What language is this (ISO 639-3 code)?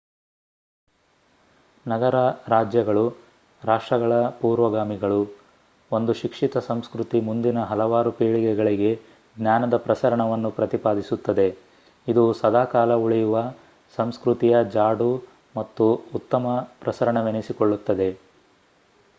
kan